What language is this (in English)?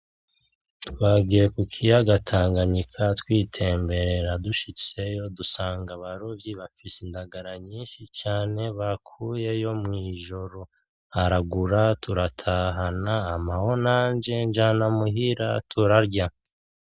Rundi